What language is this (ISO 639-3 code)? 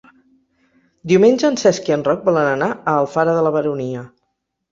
cat